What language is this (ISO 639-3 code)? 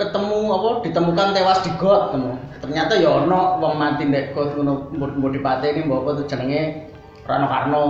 ind